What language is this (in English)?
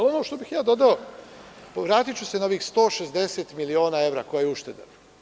Serbian